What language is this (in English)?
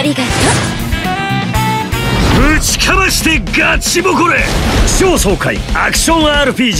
Korean